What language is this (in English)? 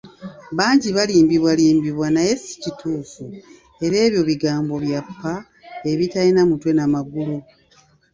Ganda